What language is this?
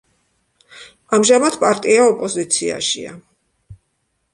Georgian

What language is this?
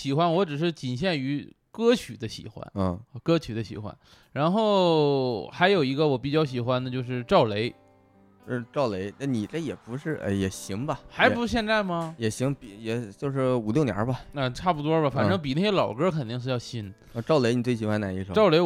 Chinese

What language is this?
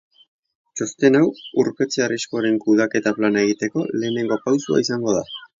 Basque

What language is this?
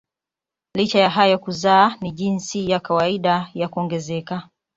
Swahili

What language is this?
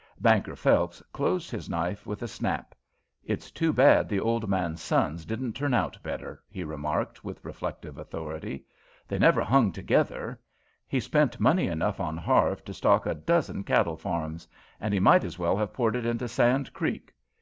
English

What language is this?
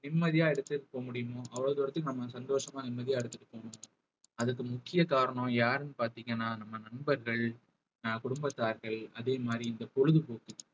Tamil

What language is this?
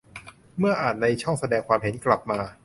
Thai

